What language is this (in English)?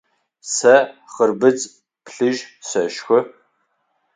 Adyghe